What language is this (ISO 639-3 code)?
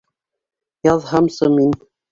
bak